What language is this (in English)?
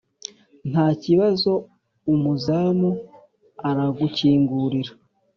Kinyarwanda